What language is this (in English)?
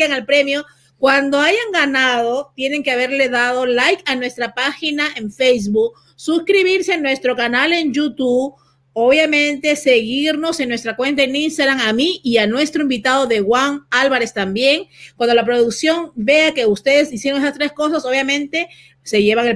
Spanish